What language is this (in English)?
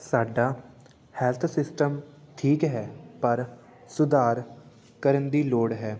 Punjabi